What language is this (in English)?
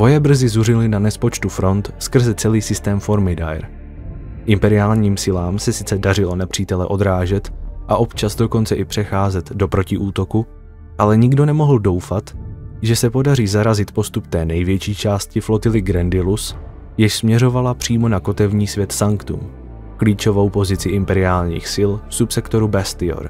Czech